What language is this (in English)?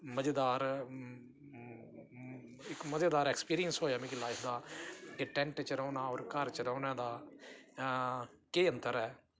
Dogri